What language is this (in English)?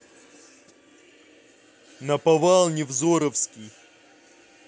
Russian